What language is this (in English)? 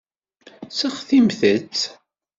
Kabyle